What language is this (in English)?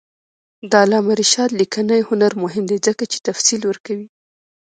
Pashto